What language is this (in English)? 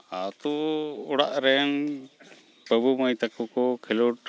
Santali